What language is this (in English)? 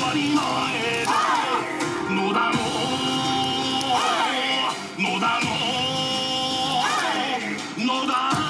Japanese